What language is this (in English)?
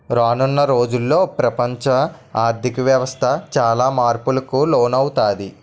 Telugu